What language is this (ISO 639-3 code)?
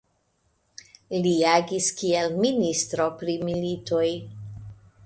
epo